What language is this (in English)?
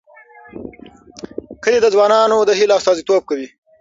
Pashto